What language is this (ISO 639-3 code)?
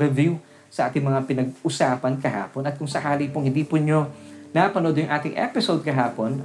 fil